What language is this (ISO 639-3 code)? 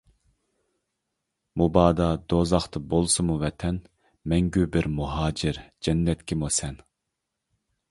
uig